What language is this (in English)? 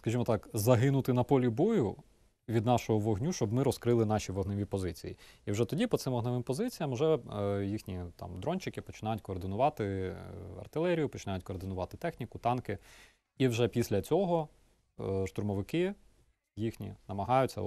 Ukrainian